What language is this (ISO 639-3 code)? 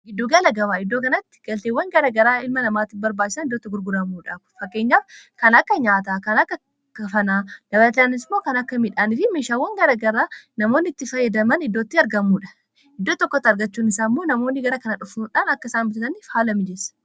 orm